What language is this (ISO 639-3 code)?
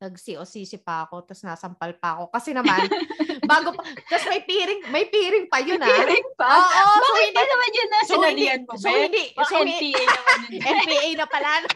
fil